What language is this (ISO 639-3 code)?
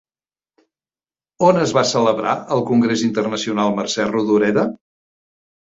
cat